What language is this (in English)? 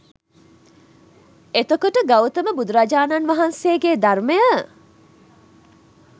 Sinhala